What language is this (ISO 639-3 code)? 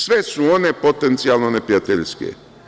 srp